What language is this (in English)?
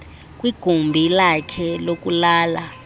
Xhosa